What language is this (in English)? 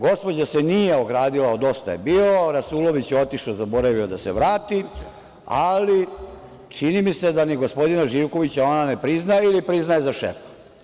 Serbian